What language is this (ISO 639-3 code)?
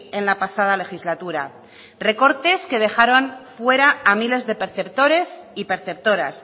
spa